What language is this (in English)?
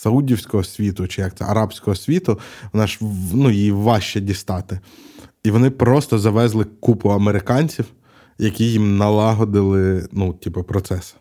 Ukrainian